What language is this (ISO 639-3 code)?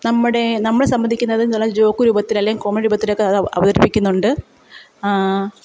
mal